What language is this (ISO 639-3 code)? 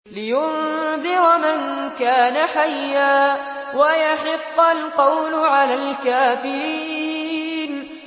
ara